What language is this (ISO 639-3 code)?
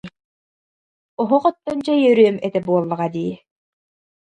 sah